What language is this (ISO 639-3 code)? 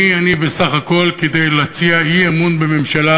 heb